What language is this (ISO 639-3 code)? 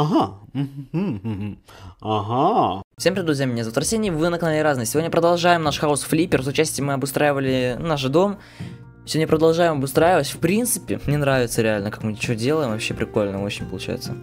rus